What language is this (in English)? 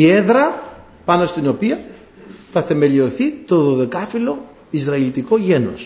Greek